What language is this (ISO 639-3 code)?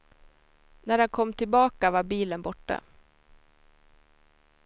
swe